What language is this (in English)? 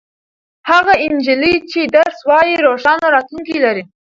Pashto